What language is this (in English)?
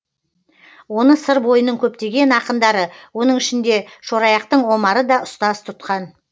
Kazakh